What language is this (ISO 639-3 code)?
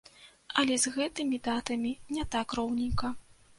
bel